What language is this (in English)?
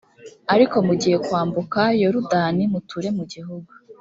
Kinyarwanda